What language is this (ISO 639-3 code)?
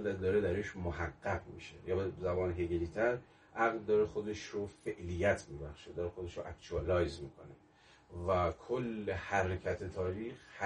fas